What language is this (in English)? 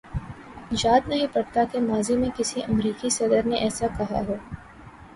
Urdu